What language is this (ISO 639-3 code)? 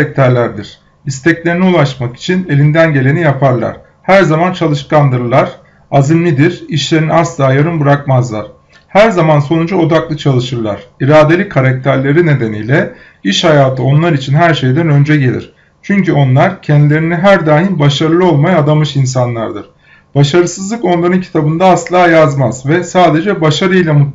tur